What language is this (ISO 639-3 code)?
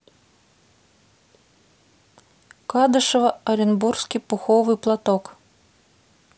rus